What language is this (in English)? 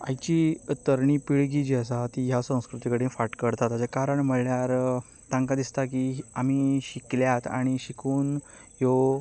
Konkani